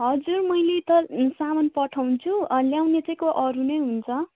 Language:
Nepali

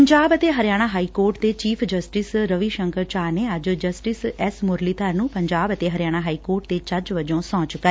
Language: Punjabi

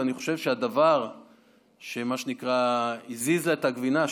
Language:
Hebrew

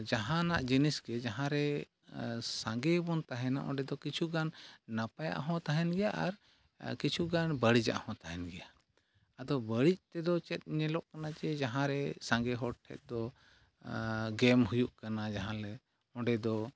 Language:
Santali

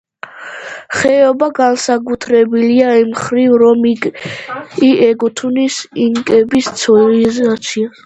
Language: Georgian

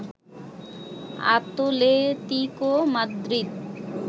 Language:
Bangla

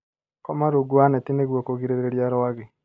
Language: Kikuyu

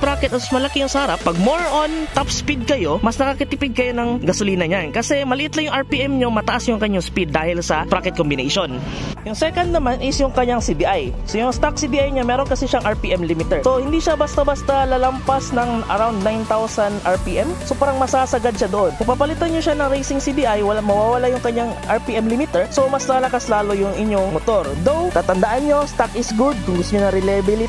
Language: Filipino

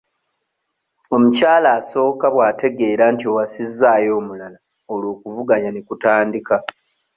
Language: Ganda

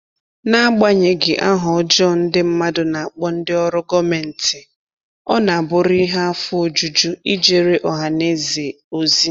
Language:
Igbo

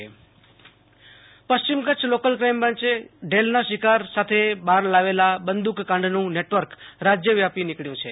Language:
Gujarati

